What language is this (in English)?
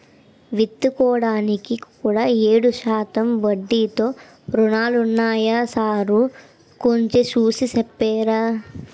Telugu